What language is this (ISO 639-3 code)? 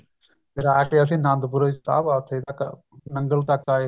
pan